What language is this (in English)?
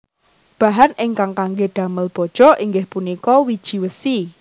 Javanese